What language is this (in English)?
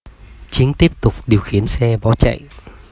Vietnamese